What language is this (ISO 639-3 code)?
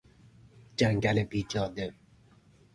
fas